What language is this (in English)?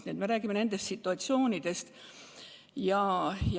Estonian